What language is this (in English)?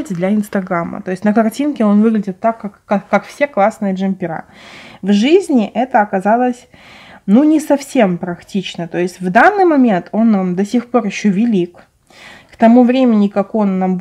Russian